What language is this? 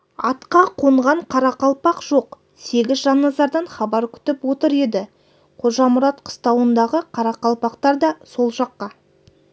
Kazakh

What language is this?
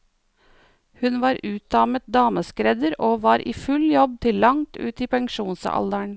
Norwegian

